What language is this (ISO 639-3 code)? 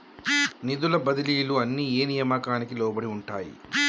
tel